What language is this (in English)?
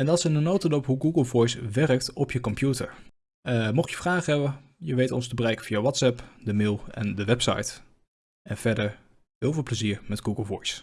Dutch